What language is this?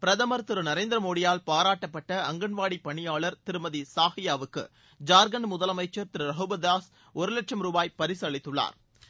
Tamil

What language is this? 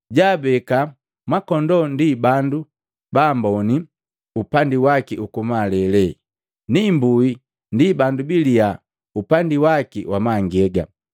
Matengo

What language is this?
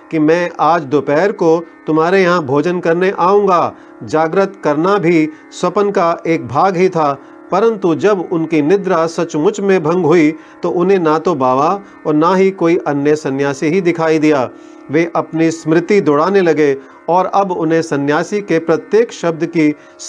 Hindi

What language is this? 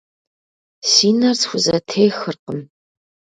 Kabardian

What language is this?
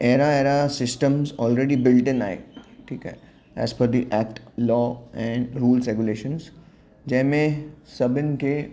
Sindhi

